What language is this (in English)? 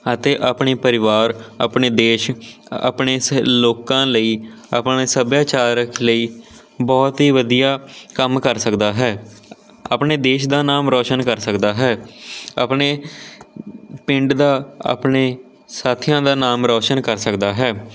Punjabi